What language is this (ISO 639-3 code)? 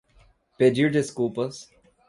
por